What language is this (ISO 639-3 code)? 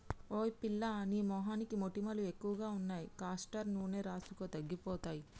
tel